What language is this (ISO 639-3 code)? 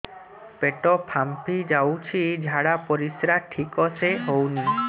ori